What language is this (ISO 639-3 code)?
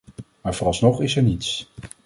nld